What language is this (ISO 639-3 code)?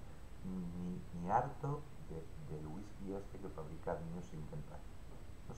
spa